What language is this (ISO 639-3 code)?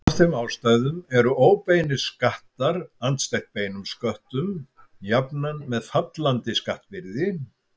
isl